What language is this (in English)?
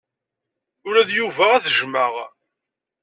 Kabyle